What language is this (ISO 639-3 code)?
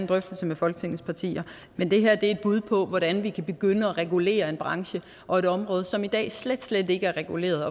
dan